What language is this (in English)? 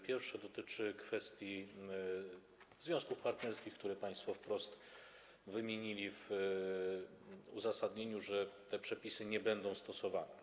Polish